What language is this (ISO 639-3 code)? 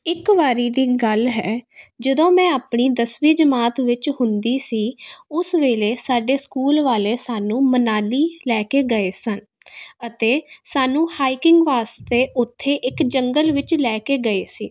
pan